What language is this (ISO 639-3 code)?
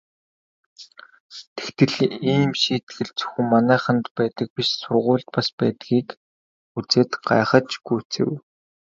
mon